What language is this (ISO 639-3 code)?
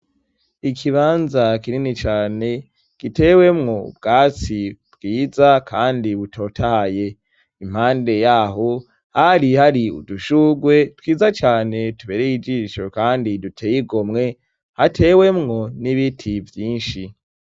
run